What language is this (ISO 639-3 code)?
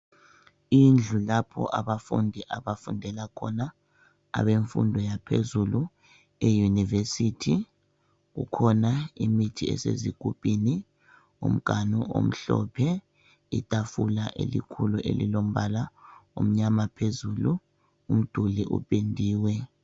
nde